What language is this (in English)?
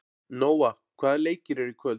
Icelandic